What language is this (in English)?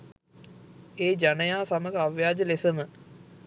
Sinhala